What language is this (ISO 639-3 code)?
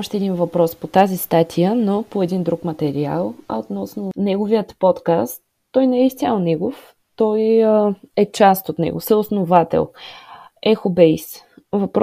bul